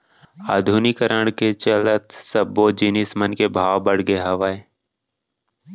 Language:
Chhattisgarhi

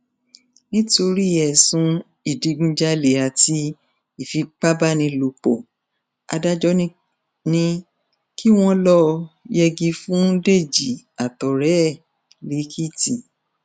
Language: Yoruba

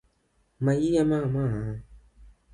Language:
Luo (Kenya and Tanzania)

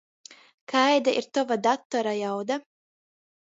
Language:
Latgalian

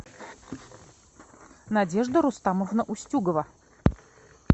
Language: Russian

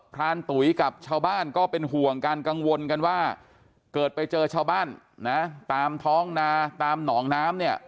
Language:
Thai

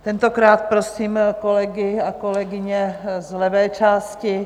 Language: Czech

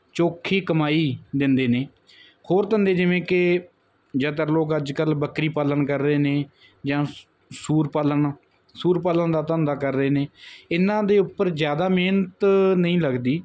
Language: Punjabi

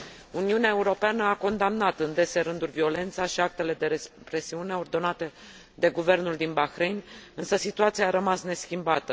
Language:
Romanian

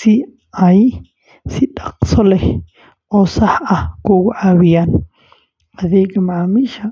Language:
Somali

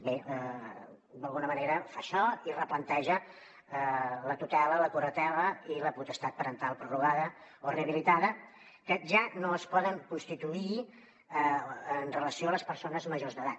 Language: Catalan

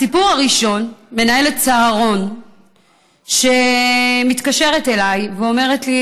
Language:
Hebrew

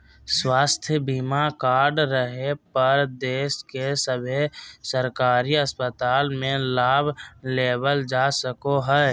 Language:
Magahi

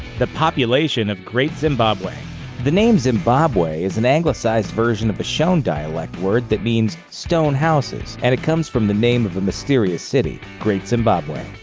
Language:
English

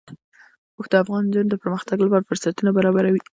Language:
Pashto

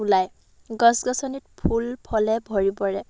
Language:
Assamese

